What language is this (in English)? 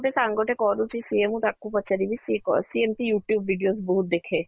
Odia